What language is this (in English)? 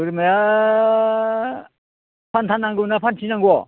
Bodo